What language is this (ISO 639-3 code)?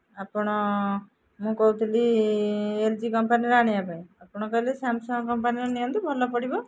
ori